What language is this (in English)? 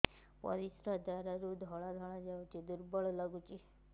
Odia